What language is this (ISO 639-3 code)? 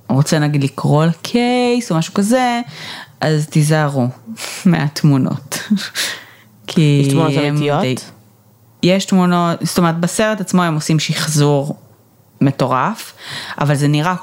heb